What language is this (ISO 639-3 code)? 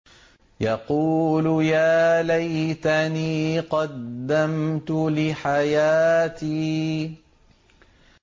ara